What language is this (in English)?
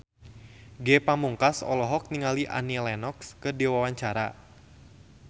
Sundanese